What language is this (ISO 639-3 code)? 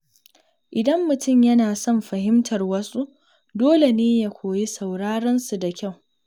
hau